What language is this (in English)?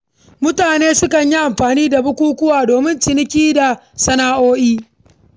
Hausa